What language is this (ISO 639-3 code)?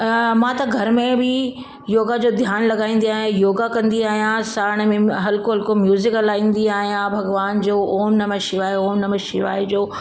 snd